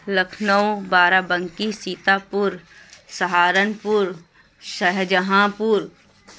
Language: Urdu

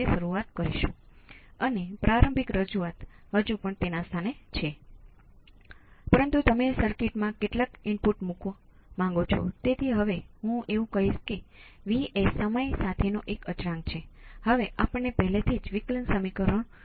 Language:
Gujarati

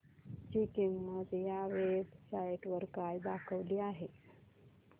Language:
Marathi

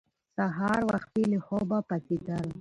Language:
Pashto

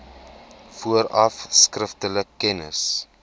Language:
Afrikaans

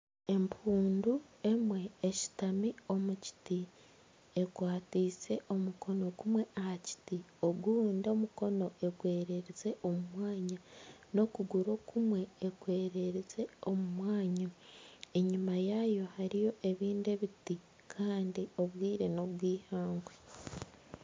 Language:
Nyankole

